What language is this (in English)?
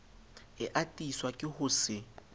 Southern Sotho